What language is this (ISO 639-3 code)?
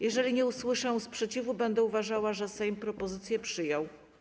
pol